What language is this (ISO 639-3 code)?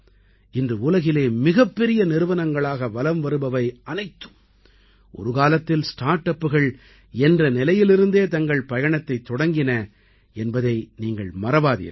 tam